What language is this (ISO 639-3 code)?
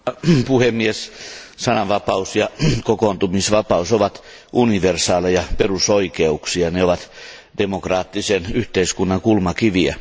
fin